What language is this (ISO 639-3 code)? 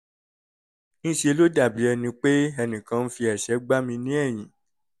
yor